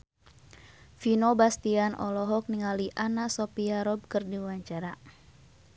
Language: Sundanese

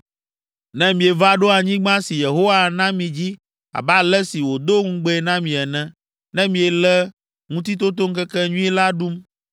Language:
Ewe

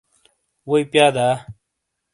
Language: Shina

